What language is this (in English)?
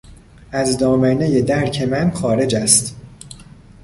Persian